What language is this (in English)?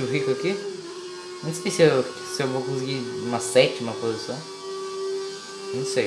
Portuguese